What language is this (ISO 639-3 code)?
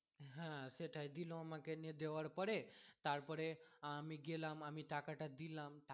ben